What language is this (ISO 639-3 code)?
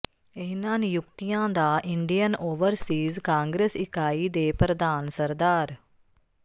pan